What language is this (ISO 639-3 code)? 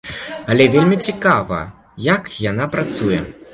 bel